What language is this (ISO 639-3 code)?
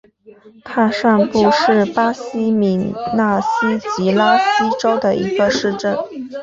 zho